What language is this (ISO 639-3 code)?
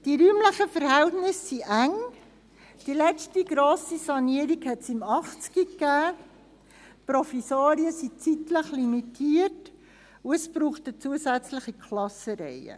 gsw